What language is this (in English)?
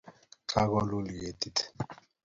Kalenjin